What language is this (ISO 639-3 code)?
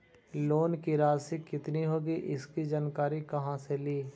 mag